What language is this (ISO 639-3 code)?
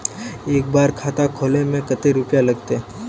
mag